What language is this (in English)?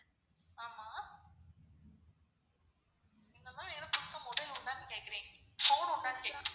Tamil